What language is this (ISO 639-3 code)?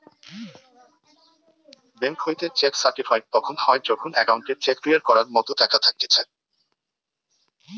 ben